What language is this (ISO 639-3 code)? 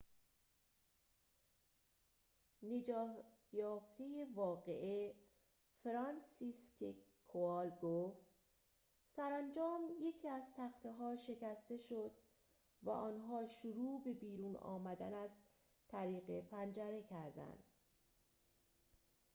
fas